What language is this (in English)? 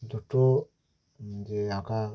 Bangla